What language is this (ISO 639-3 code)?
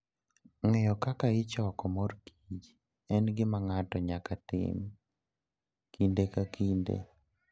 luo